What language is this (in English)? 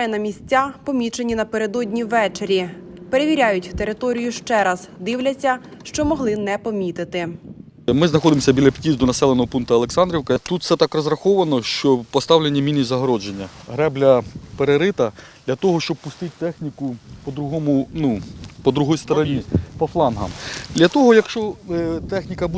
Ukrainian